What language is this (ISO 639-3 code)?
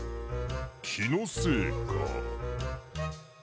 jpn